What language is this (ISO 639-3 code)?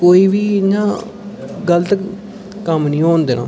doi